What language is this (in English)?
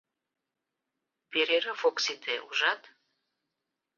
Mari